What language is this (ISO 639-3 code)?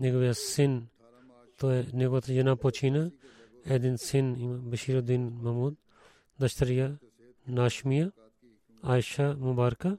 bul